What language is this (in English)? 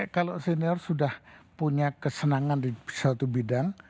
Indonesian